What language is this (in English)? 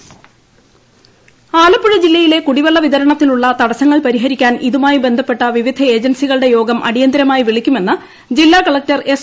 Malayalam